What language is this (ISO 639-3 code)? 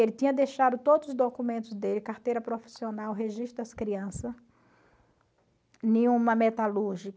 por